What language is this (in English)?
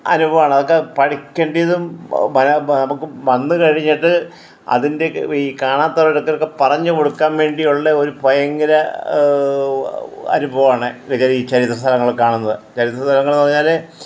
Malayalam